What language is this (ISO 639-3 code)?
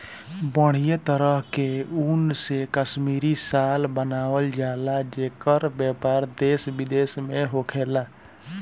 bho